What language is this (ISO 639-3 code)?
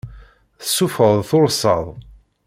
kab